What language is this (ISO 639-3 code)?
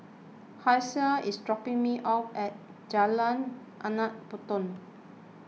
eng